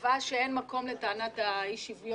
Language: Hebrew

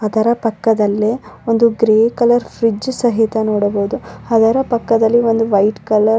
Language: Kannada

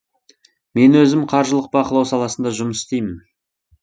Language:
Kazakh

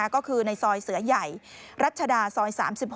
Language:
Thai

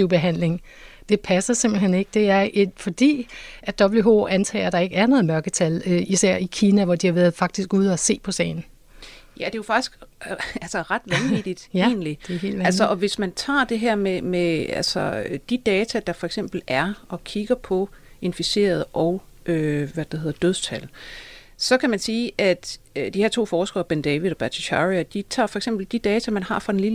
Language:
Danish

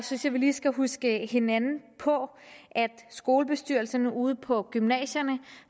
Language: Danish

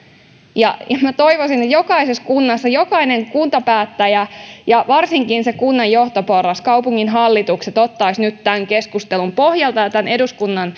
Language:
Finnish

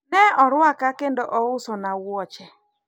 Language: Luo (Kenya and Tanzania)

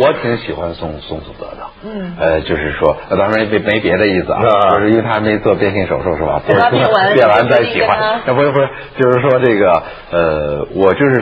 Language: Chinese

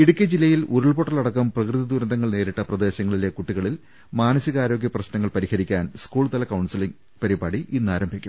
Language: Malayalam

